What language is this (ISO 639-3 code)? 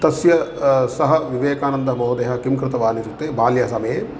san